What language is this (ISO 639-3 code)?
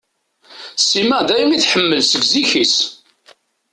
kab